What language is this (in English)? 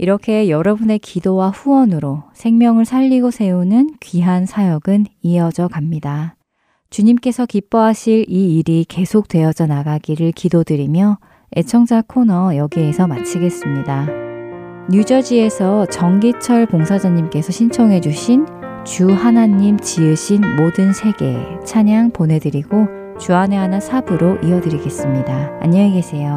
Korean